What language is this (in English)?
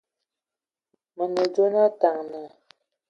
Ewondo